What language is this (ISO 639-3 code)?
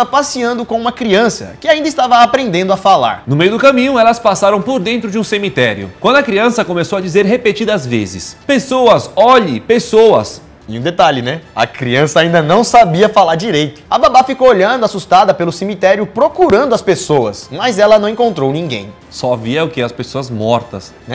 por